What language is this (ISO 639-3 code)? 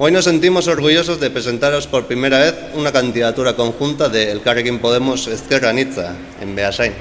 spa